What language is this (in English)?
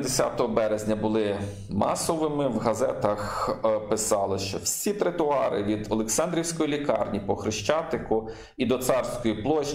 Ukrainian